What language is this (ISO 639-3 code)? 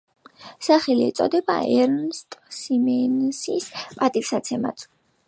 kat